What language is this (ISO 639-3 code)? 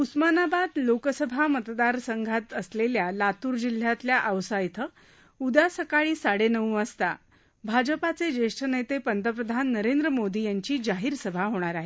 mar